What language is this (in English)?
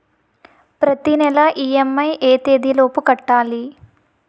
Telugu